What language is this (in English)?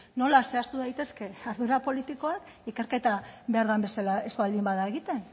Basque